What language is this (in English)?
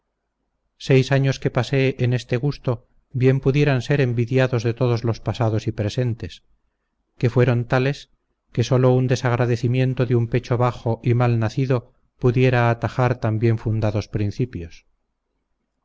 Spanish